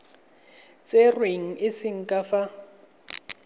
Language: Tswana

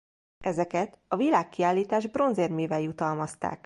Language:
Hungarian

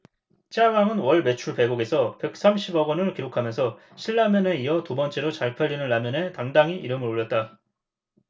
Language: Korean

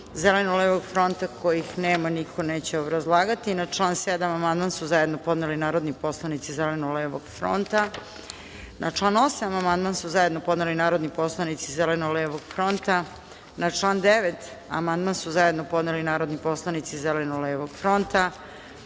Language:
Serbian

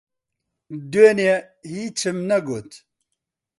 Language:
Central Kurdish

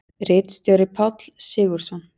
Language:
Icelandic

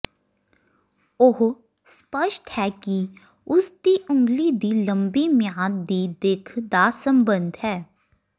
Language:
Punjabi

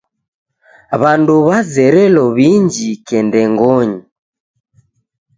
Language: Taita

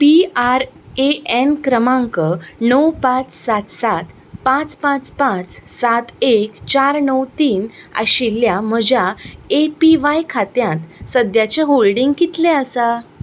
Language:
Konkani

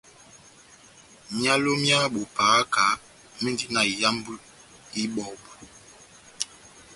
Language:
Batanga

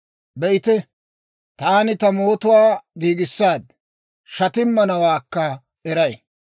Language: Dawro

